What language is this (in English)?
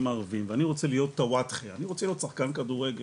Hebrew